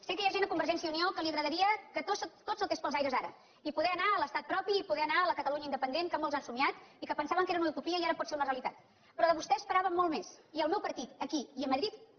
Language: Catalan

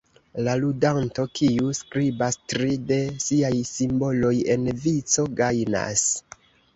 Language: Esperanto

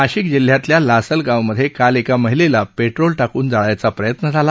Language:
Marathi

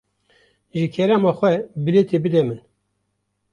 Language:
Kurdish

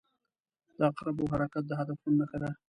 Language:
Pashto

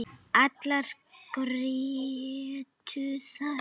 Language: Icelandic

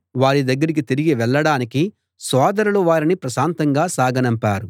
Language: Telugu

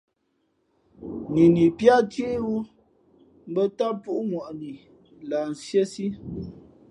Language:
Fe'fe'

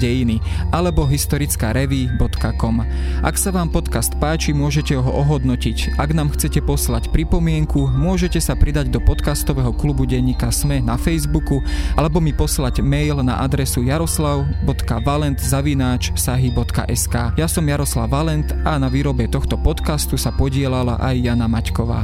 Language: Slovak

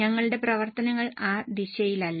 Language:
Malayalam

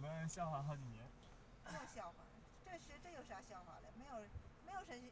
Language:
Chinese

